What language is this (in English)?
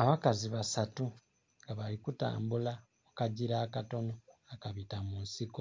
Soga